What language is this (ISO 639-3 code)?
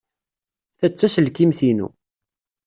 kab